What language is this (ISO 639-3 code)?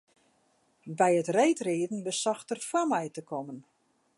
fry